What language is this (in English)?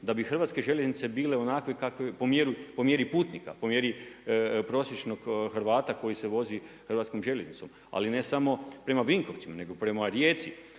Croatian